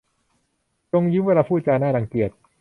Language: Thai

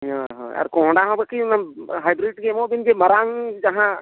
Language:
Santali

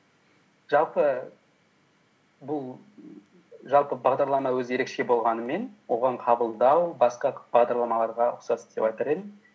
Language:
Kazakh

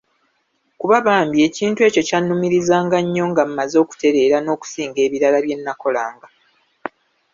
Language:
Ganda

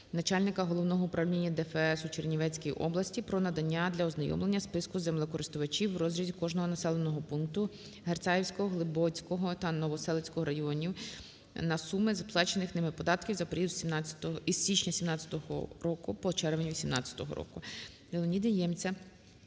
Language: Ukrainian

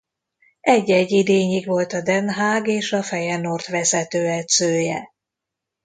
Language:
Hungarian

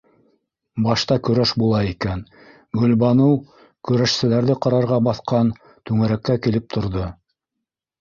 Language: Bashkir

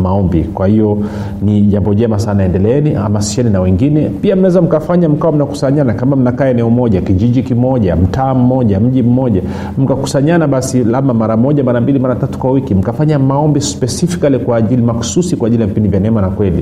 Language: Swahili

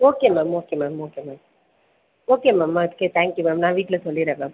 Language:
Tamil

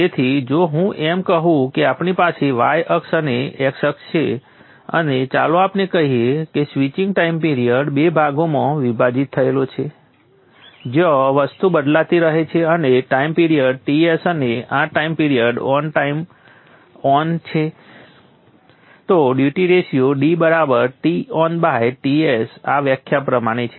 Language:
Gujarati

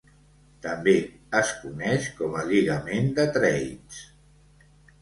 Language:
Catalan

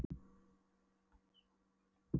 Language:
Icelandic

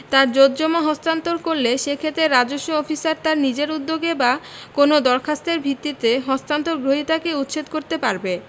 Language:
Bangla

